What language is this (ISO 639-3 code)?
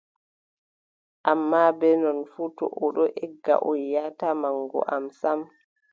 fub